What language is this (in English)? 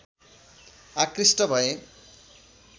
Nepali